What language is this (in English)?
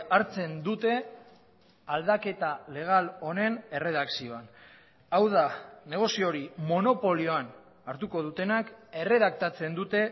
Basque